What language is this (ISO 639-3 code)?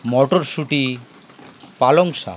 ben